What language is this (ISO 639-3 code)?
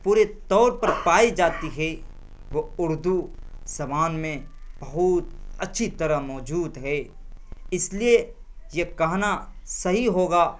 urd